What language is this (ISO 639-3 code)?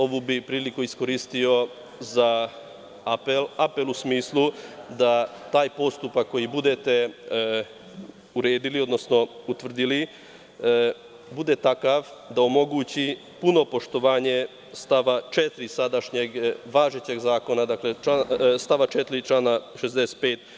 srp